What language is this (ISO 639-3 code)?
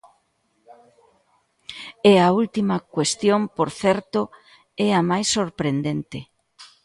glg